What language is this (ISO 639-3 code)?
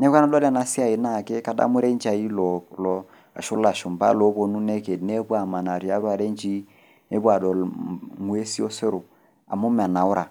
mas